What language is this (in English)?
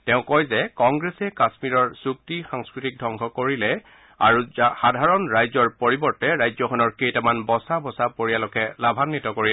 Assamese